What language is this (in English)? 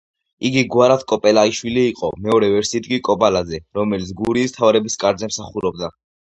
Georgian